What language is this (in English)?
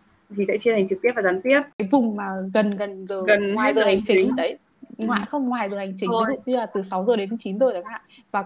Vietnamese